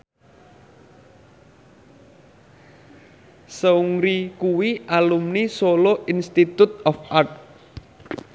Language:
Javanese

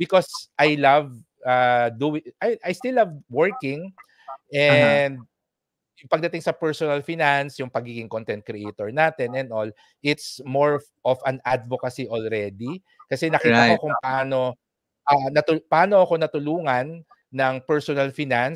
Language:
Filipino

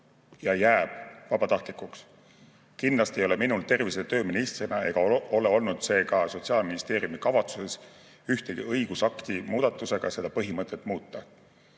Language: Estonian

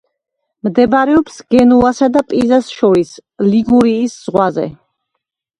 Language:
Georgian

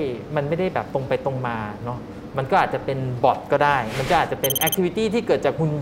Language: Thai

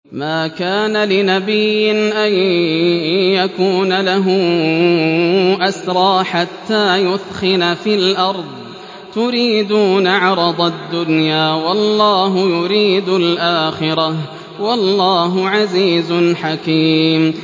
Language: Arabic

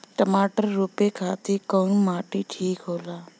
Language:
Bhojpuri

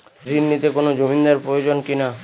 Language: Bangla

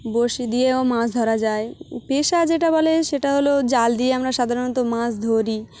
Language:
Bangla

